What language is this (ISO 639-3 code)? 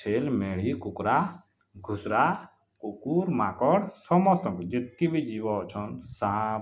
ori